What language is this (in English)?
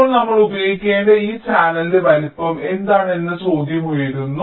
Malayalam